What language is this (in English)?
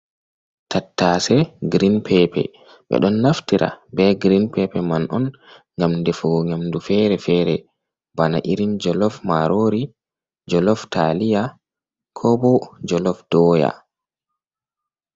Fula